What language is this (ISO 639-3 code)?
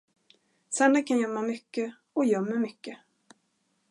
swe